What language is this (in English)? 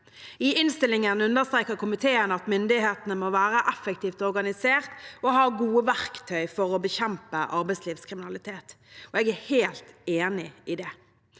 Norwegian